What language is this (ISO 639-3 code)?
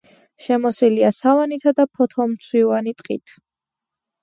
kat